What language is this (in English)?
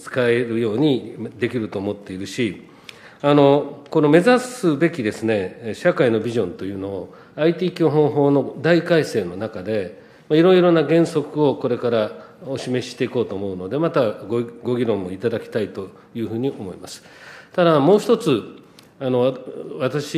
Japanese